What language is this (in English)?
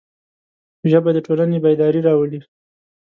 Pashto